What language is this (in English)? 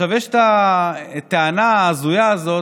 Hebrew